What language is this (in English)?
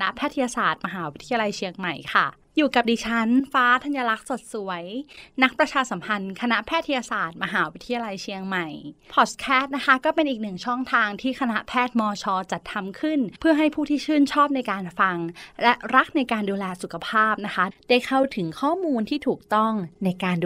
Thai